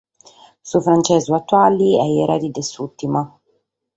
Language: Sardinian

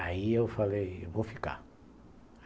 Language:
Portuguese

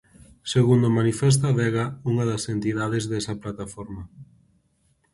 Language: Galician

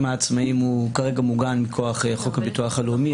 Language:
Hebrew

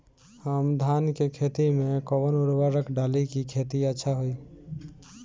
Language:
Bhojpuri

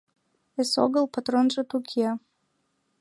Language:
Mari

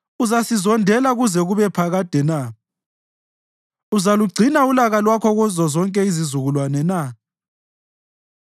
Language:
North Ndebele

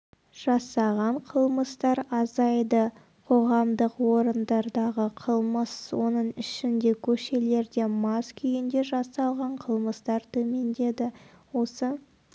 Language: Kazakh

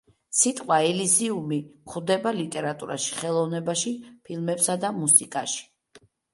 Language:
Georgian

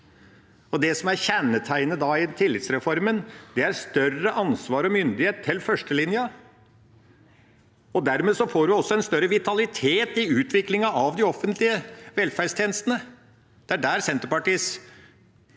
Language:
Norwegian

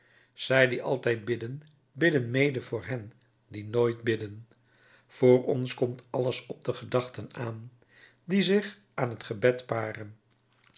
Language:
Dutch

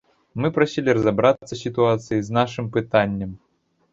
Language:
Belarusian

